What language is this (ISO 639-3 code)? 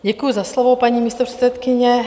ces